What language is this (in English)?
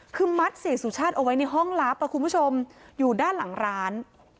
Thai